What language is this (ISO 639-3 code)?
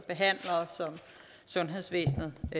dan